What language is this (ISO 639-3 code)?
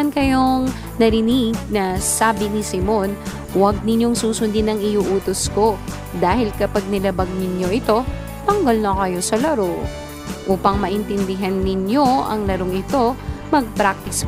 fil